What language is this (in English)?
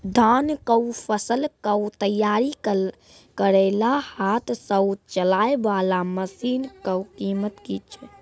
Maithili